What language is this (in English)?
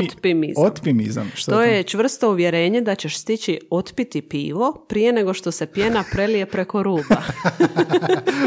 Croatian